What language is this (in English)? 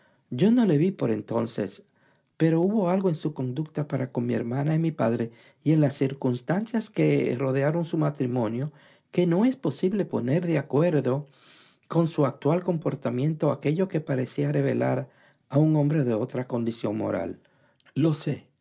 Spanish